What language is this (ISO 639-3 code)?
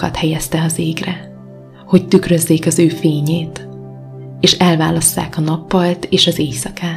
hun